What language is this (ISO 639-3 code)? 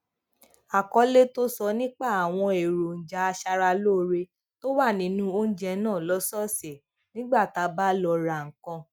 yor